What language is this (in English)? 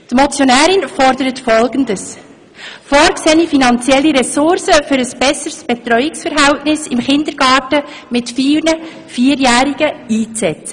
Swiss German